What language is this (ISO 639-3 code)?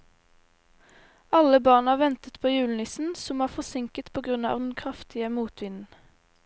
nor